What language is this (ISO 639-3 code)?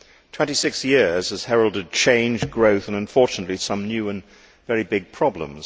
eng